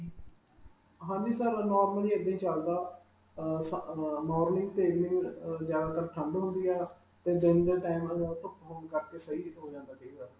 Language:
Punjabi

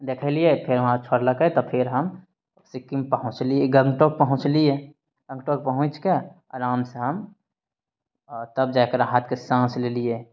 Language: Maithili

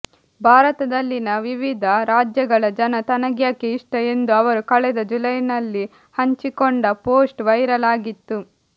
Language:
Kannada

